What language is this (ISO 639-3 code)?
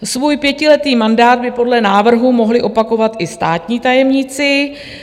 ces